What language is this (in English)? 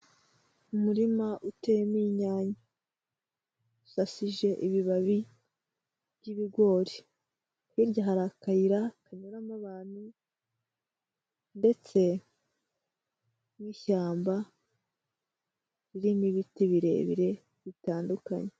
Kinyarwanda